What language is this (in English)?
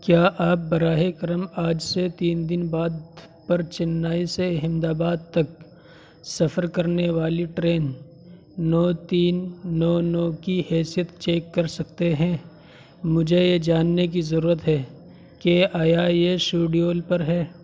Urdu